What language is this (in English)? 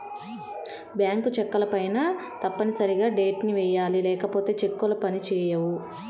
Telugu